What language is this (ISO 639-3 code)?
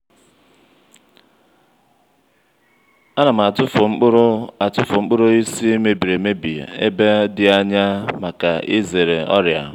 ibo